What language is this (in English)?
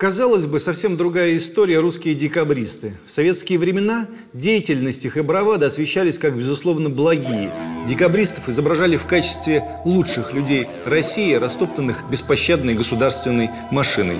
Russian